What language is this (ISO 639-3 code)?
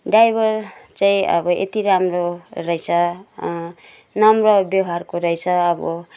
nep